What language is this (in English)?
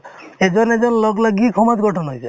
Assamese